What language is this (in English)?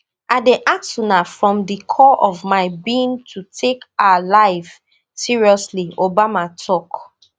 Nigerian Pidgin